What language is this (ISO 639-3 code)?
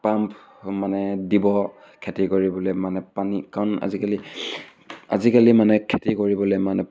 asm